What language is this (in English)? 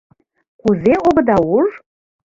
Mari